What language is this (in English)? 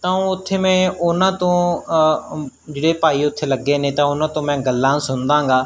Punjabi